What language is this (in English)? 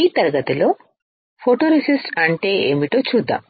Telugu